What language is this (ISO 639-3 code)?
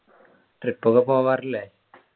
mal